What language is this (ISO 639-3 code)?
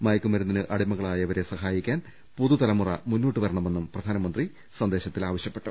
mal